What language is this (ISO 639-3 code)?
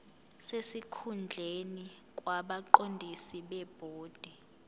zul